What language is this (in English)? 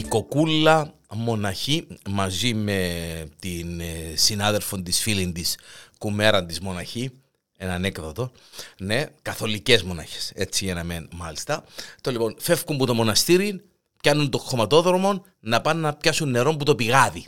Greek